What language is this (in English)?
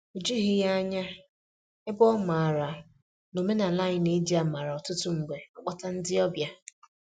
Igbo